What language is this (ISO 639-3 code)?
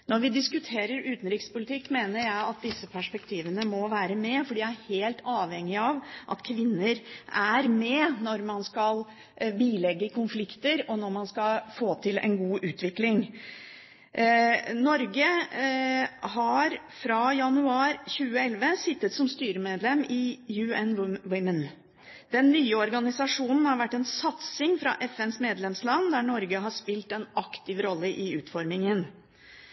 nob